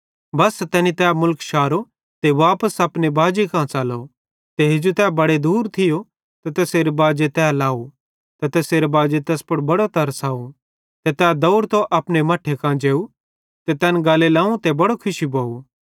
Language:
Bhadrawahi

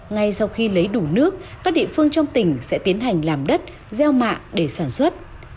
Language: Vietnamese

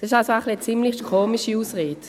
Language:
Swiss German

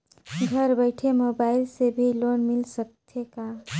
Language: Chhattisgarhi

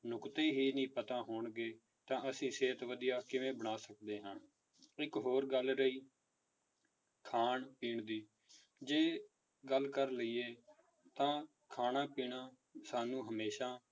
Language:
Punjabi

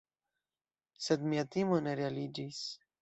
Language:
Esperanto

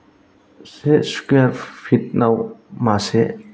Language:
Bodo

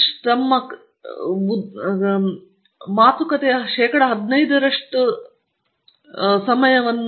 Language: Kannada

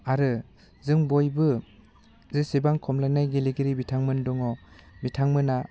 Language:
Bodo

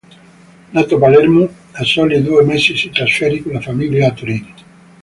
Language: Italian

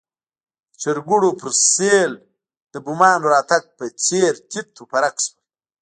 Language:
Pashto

